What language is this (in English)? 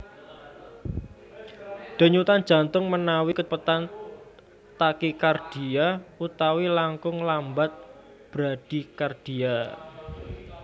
Javanese